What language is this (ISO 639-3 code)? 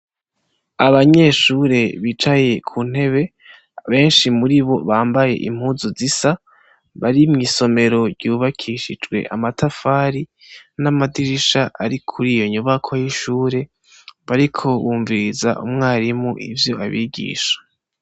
run